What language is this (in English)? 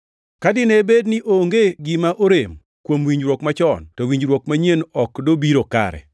Luo (Kenya and Tanzania)